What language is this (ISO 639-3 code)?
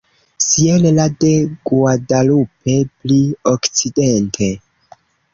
epo